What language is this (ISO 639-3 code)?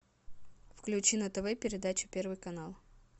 rus